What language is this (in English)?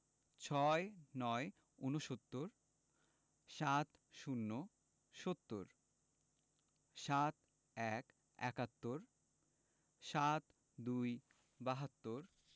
Bangla